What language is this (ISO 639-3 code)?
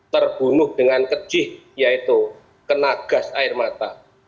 ind